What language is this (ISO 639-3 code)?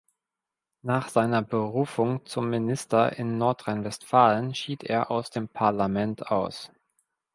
deu